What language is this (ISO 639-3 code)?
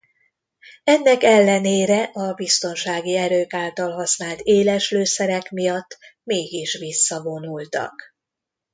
hun